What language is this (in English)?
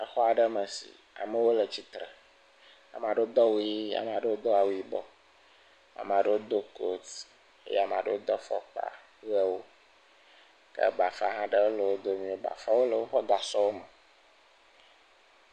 Ewe